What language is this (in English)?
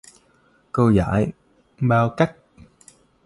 Vietnamese